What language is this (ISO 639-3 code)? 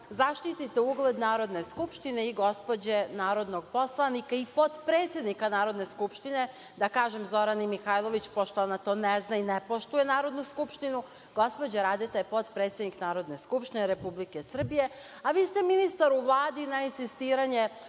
srp